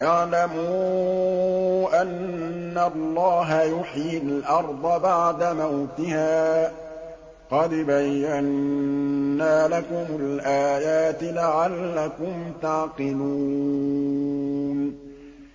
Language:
Arabic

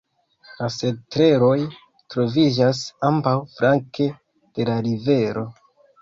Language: Esperanto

